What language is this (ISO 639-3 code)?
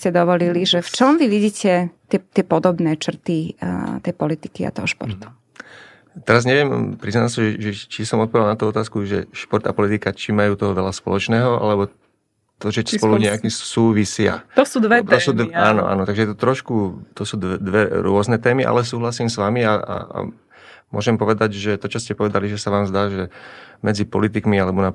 slk